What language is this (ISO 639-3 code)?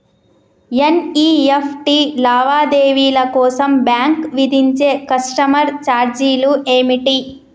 tel